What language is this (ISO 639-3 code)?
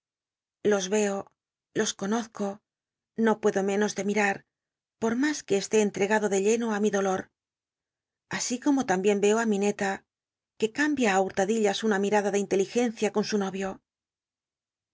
spa